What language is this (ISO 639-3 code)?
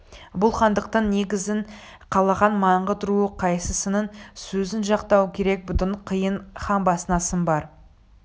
kaz